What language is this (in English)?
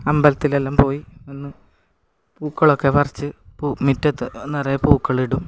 Malayalam